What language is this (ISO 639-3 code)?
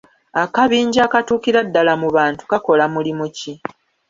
lug